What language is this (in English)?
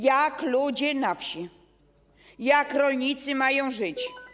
Polish